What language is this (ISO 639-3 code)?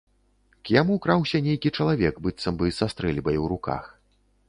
bel